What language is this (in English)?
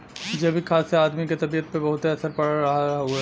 Bhojpuri